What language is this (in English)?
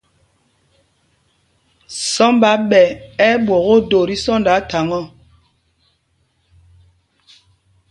Mpumpong